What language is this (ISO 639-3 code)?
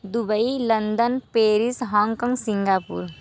hin